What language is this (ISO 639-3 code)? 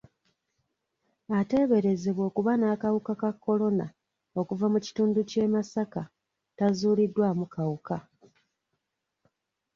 lug